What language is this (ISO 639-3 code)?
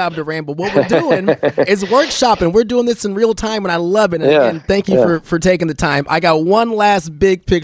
eng